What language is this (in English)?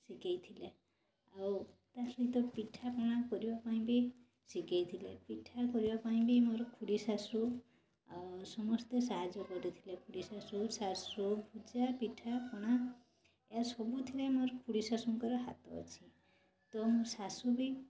Odia